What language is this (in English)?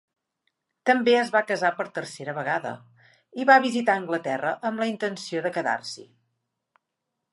Catalan